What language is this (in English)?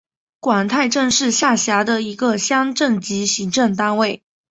Chinese